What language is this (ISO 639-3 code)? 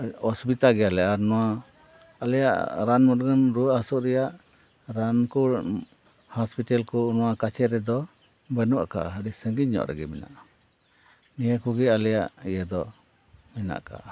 sat